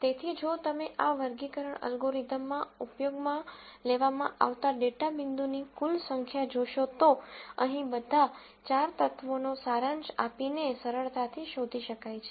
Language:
Gujarati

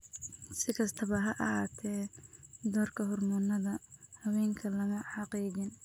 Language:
Somali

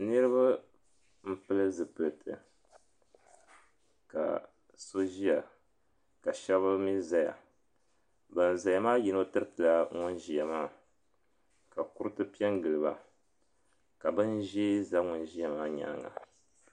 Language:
Dagbani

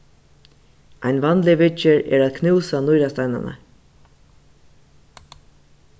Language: Faroese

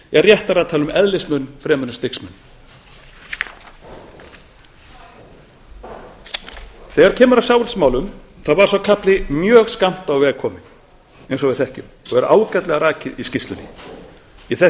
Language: Icelandic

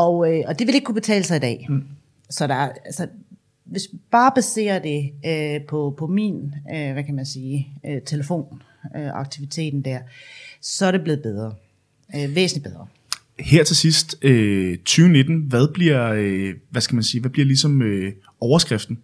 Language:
Danish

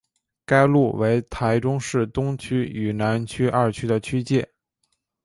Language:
Chinese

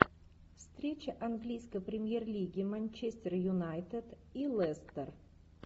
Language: Russian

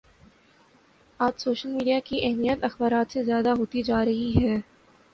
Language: Urdu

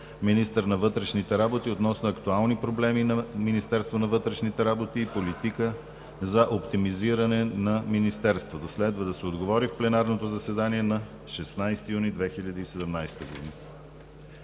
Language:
Bulgarian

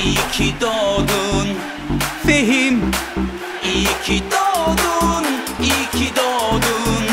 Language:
Romanian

